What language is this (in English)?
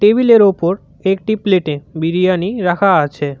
Bangla